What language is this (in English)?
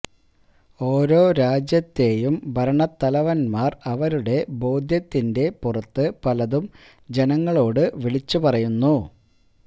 Malayalam